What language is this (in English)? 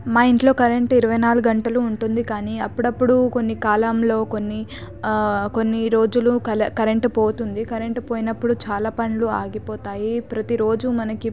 Telugu